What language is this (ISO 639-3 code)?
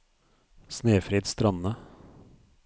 nor